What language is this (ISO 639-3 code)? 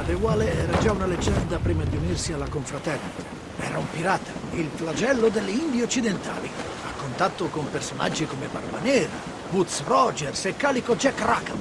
ita